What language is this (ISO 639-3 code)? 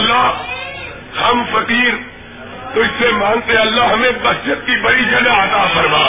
urd